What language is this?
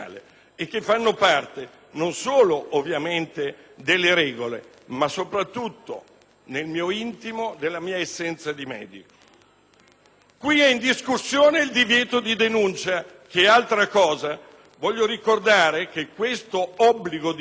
Italian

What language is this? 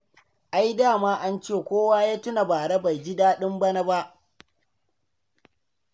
Hausa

